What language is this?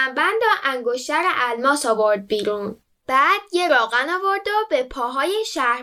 Persian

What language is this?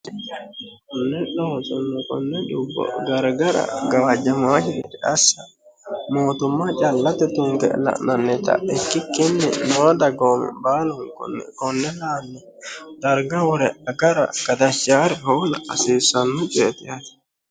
Sidamo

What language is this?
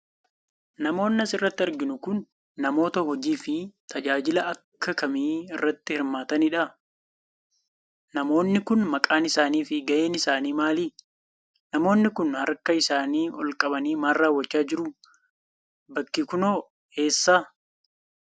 Oromo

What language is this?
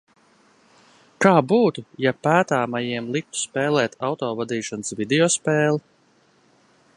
Latvian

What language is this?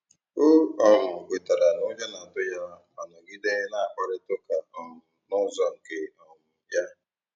Igbo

